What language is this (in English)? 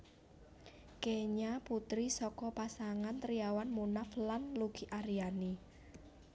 Javanese